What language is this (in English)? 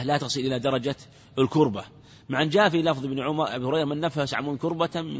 Arabic